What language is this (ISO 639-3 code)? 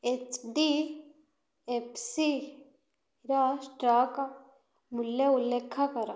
ori